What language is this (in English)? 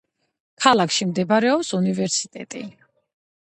Georgian